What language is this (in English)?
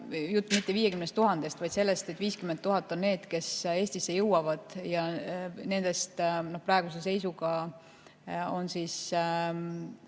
Estonian